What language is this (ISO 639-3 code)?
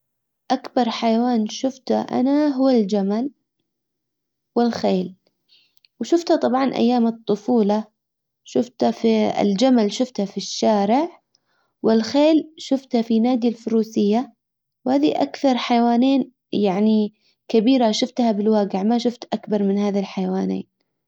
acw